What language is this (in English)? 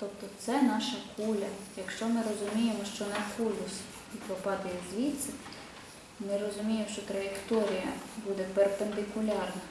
Ukrainian